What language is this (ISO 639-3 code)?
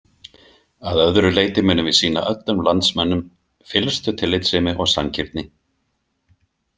isl